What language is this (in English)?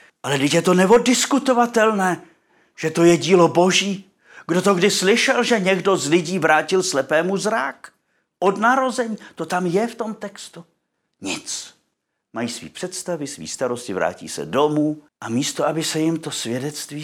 Czech